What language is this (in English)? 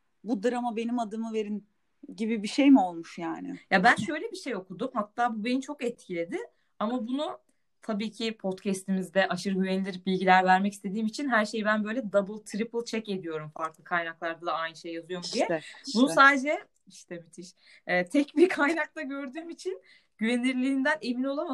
Turkish